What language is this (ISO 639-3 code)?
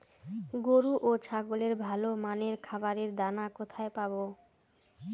ben